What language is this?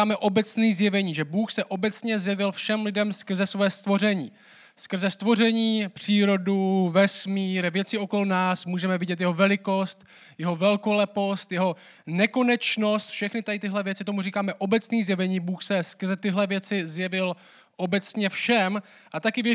Czech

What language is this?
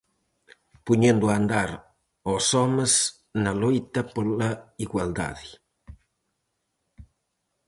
Galician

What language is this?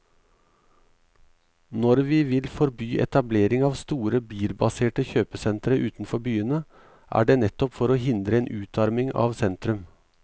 Norwegian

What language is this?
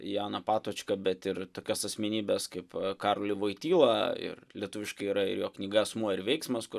Lithuanian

